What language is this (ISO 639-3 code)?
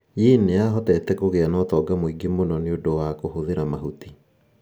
kik